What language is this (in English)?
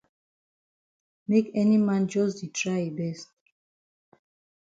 Cameroon Pidgin